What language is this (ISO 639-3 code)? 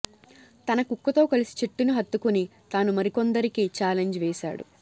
tel